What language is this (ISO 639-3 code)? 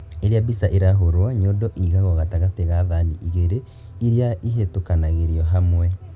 kik